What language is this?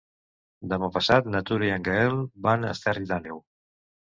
Catalan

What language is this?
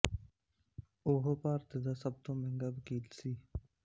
Punjabi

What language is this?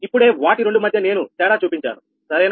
Telugu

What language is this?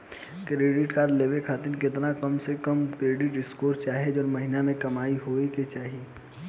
Bhojpuri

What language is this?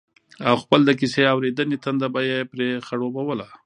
Pashto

